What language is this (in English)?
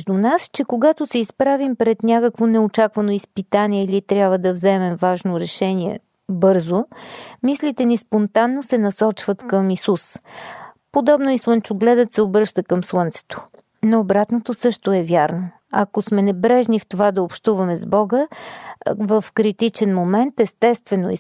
Bulgarian